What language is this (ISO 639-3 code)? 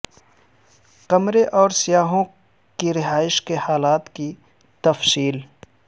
urd